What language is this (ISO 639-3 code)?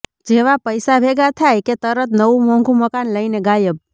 guj